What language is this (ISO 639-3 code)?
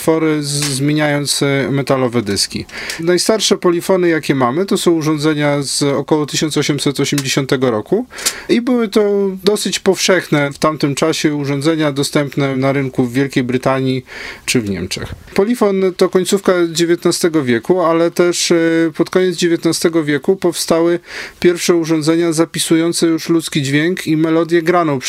pol